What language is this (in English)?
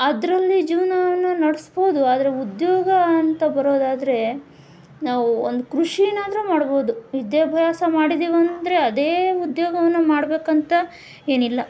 Kannada